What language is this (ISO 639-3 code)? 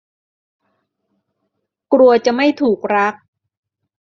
tha